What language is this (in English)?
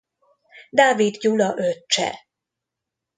Hungarian